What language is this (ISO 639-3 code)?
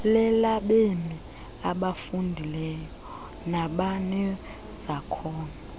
xho